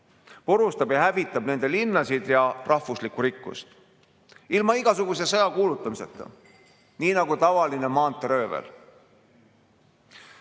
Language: Estonian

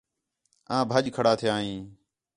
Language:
Khetrani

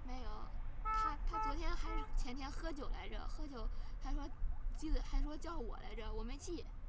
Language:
Chinese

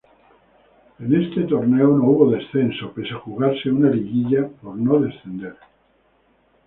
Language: Spanish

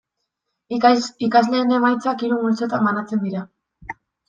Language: Basque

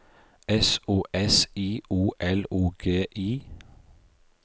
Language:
Norwegian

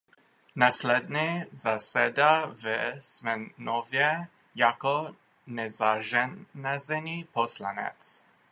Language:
Czech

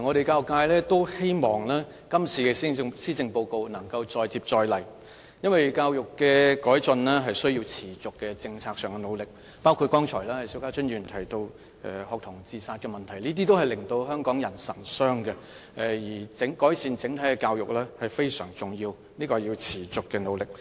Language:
Cantonese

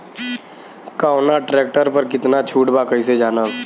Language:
Bhojpuri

